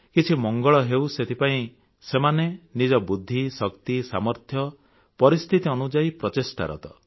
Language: Odia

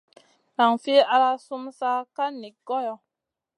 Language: Masana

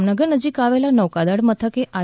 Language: Gujarati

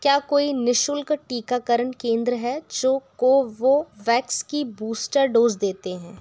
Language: Hindi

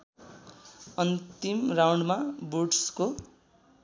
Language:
Nepali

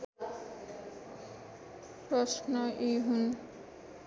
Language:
Nepali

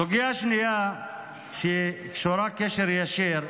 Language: Hebrew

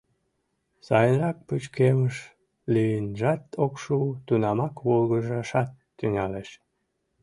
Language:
Mari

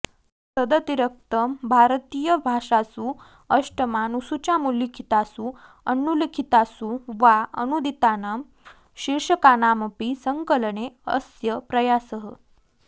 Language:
Sanskrit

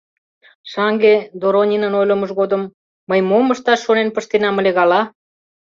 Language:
Mari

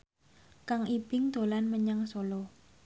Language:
Javanese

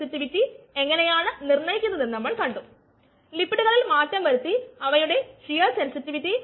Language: Malayalam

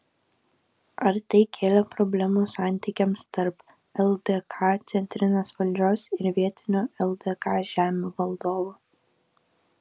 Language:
Lithuanian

